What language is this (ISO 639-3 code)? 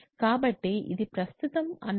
tel